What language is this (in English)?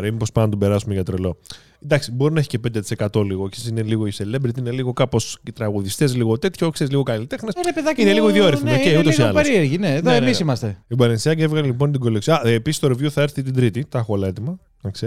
Greek